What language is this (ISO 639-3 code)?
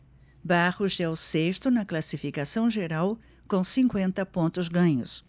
por